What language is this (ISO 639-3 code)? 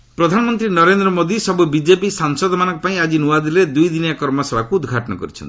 ori